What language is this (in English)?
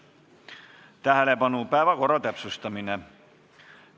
Estonian